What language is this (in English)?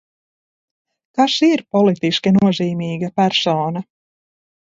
Latvian